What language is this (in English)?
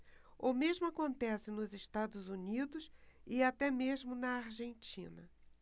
Portuguese